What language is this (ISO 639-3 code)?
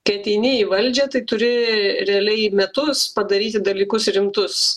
lit